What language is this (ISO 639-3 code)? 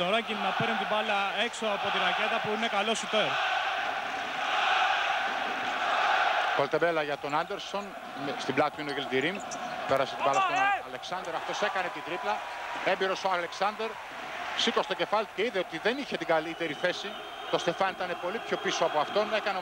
ell